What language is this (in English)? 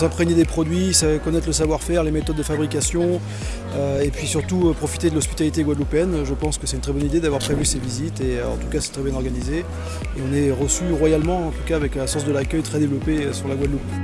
French